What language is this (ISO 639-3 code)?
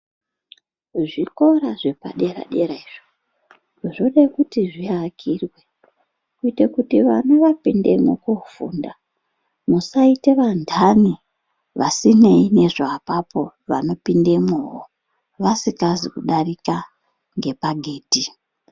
ndc